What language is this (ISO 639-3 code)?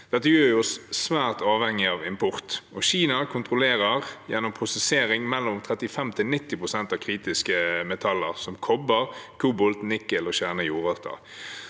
nor